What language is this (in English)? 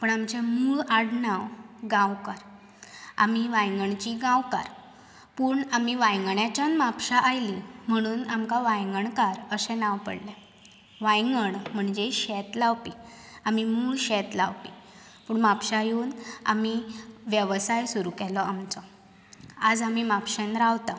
Konkani